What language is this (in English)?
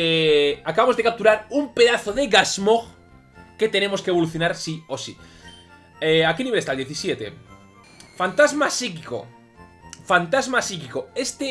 Spanish